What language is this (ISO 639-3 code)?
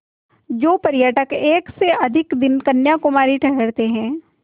hin